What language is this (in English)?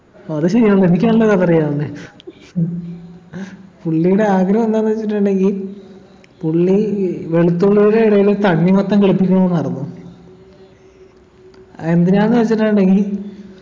Malayalam